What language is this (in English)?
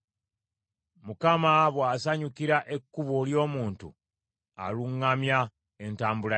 Ganda